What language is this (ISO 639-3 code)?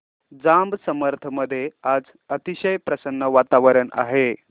mar